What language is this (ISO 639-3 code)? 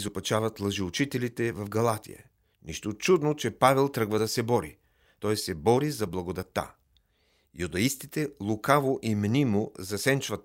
bul